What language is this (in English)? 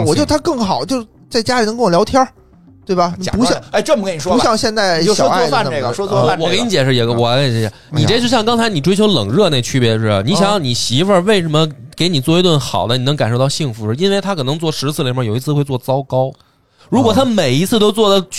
Chinese